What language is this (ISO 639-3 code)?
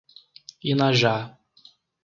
por